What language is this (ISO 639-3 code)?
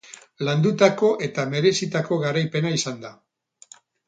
eus